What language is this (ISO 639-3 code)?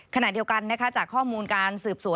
tha